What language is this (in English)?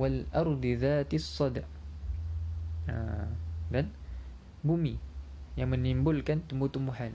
Malay